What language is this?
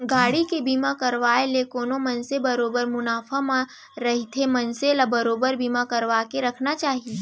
Chhattisgarhi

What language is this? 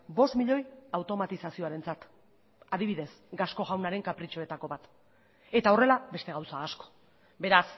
Basque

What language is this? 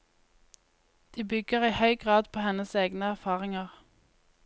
Norwegian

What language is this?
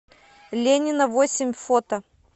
Russian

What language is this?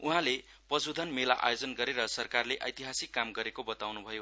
Nepali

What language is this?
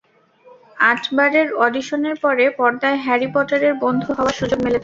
Bangla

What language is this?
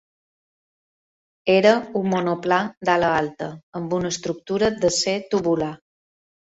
Catalan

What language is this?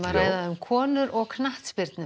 Icelandic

